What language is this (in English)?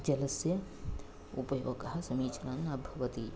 Sanskrit